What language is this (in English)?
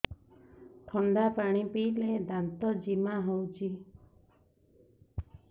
Odia